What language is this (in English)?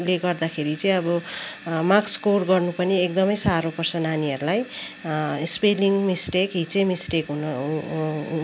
Nepali